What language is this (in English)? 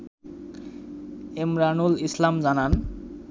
Bangla